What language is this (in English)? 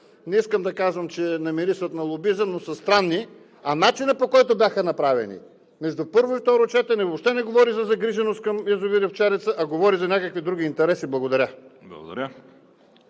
Bulgarian